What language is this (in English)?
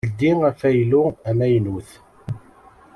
Kabyle